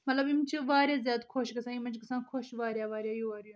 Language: Kashmiri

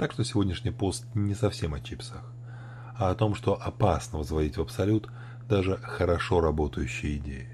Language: Russian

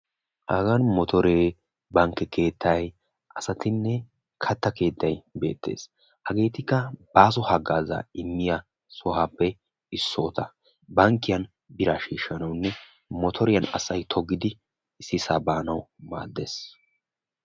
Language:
Wolaytta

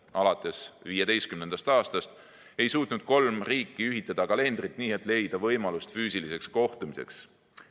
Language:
Estonian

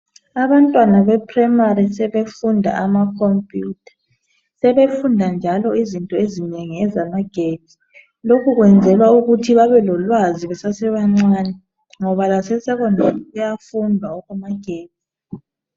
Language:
North Ndebele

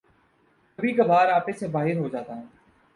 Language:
Urdu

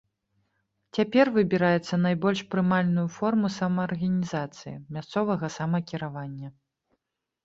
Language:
Belarusian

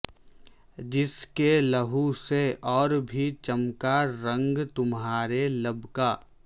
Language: Urdu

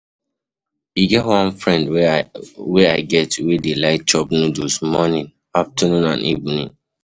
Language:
Nigerian Pidgin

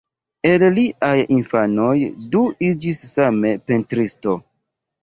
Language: Esperanto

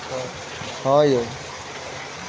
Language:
Maithili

